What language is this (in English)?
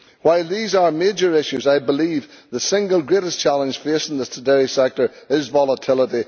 English